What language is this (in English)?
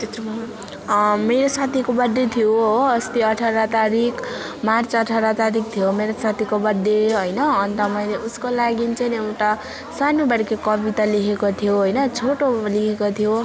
Nepali